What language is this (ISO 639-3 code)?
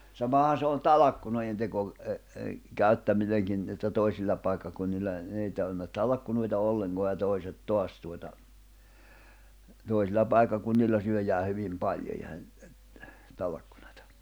fin